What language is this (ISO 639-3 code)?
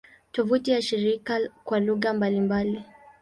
swa